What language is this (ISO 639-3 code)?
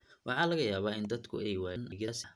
som